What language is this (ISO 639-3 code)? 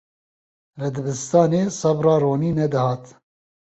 kur